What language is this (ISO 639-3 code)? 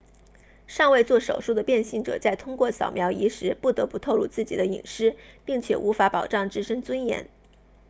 zho